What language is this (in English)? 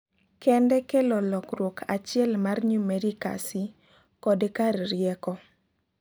Luo (Kenya and Tanzania)